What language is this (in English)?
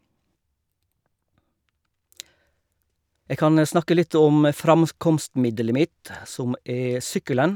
Norwegian